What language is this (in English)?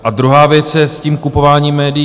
Czech